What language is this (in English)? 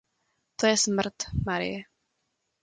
Czech